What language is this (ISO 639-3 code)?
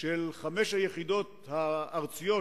heb